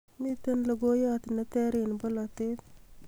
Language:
Kalenjin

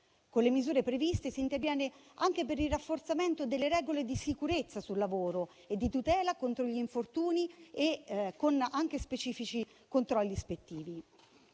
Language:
Italian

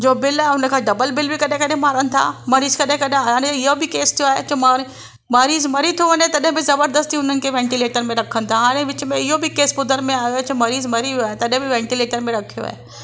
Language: Sindhi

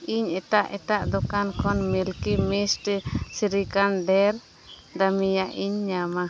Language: Santali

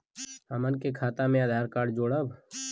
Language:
Bhojpuri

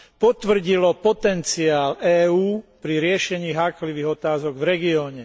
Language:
Slovak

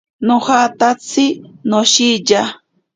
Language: Ashéninka Perené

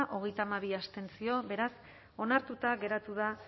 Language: Basque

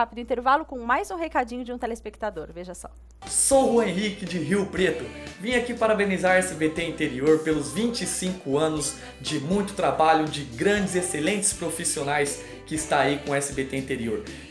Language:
Portuguese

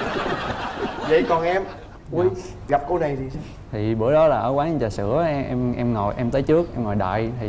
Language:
Vietnamese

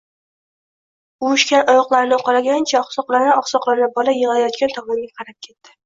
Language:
Uzbek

